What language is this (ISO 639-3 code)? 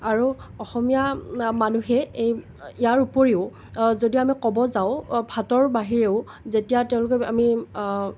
asm